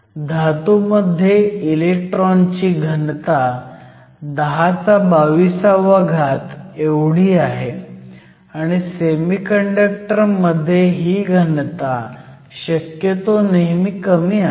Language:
Marathi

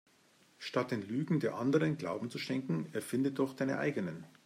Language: German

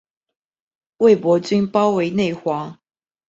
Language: Chinese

